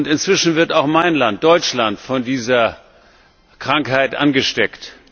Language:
German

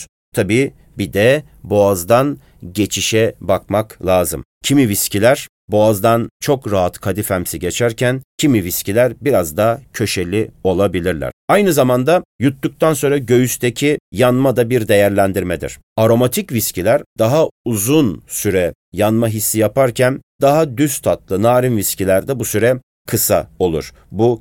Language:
Turkish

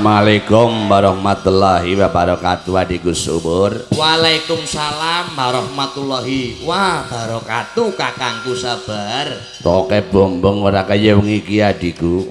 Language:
Indonesian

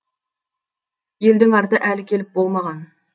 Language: Kazakh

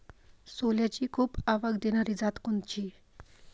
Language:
Marathi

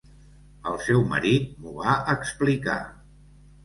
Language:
Catalan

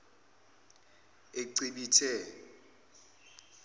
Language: Zulu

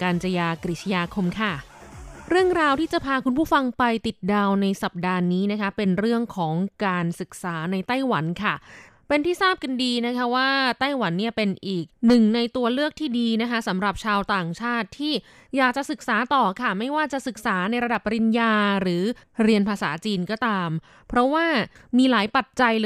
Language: Thai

